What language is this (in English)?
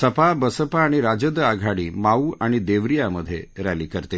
Marathi